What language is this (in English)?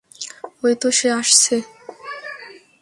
Bangla